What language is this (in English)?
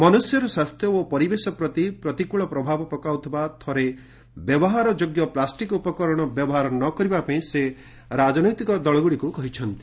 Odia